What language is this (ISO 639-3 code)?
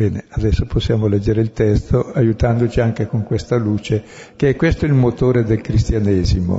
ita